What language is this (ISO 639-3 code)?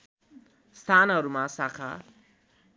nep